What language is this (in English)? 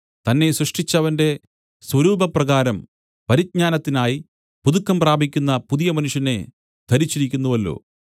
Malayalam